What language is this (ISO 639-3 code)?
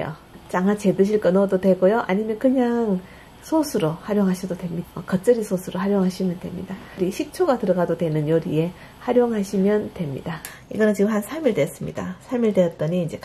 kor